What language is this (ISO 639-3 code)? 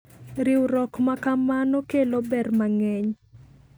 luo